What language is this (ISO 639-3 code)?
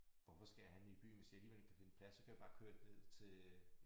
dan